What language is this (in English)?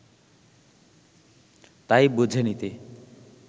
Bangla